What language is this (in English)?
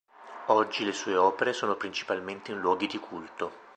Italian